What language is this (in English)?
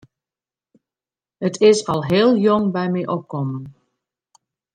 Western Frisian